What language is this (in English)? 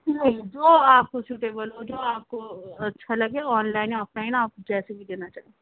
Urdu